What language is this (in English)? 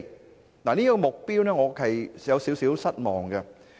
Cantonese